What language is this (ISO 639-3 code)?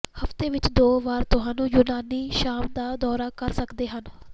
pan